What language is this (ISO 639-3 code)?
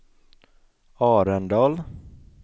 swe